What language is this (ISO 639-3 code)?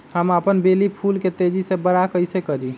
mag